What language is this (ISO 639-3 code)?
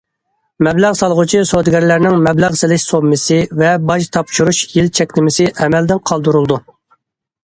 uig